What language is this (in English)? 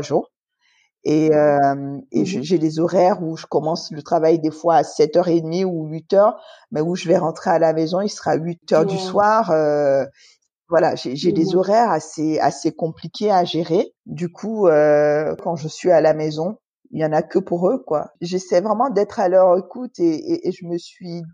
French